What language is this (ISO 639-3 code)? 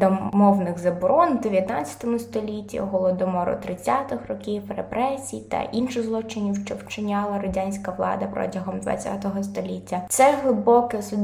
ukr